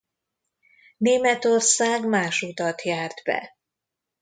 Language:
Hungarian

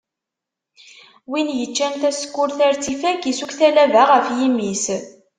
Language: Kabyle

